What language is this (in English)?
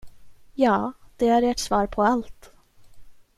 Swedish